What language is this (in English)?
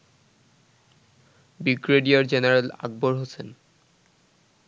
Bangla